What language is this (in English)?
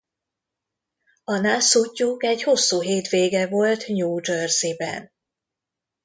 Hungarian